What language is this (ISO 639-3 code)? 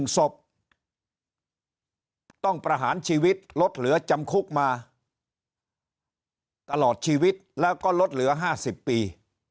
tha